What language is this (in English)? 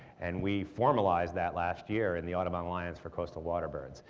English